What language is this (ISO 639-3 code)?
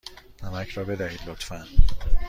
fas